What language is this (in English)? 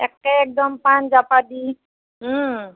Assamese